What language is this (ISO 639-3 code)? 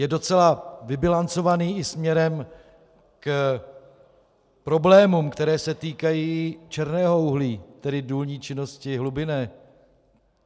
ces